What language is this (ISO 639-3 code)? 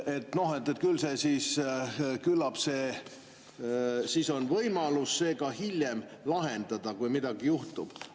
est